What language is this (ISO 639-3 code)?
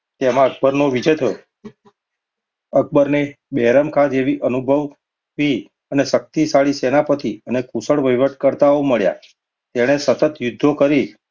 guj